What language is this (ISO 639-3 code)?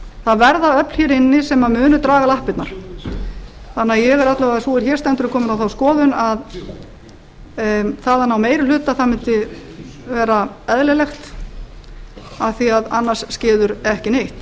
isl